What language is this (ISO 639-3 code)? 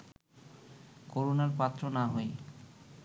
ben